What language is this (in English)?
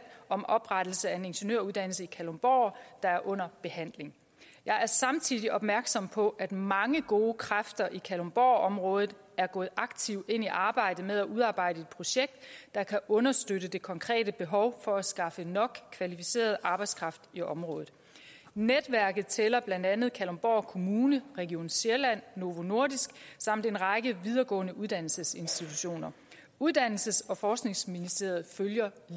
Danish